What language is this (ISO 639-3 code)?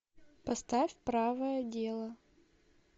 rus